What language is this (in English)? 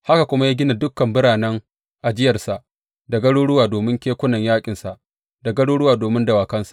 Hausa